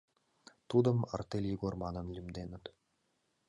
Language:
Mari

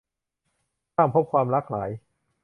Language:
Thai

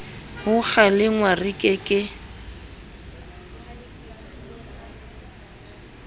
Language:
Southern Sotho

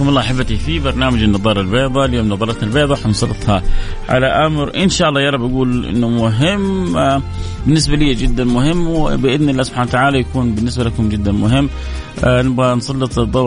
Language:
Arabic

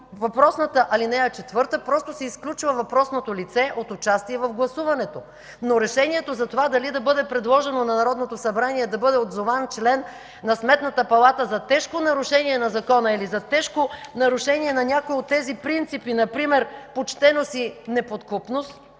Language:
Bulgarian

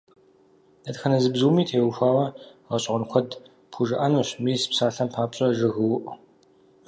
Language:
Kabardian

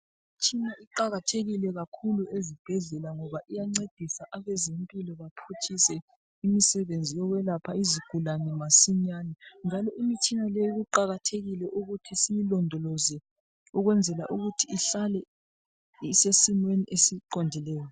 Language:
North Ndebele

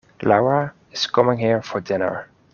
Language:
English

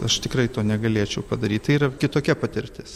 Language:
Lithuanian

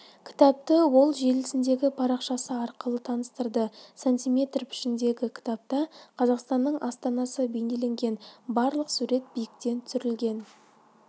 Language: Kazakh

